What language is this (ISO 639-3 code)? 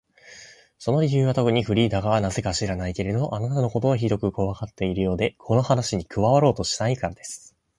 jpn